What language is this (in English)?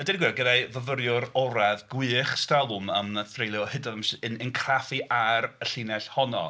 Welsh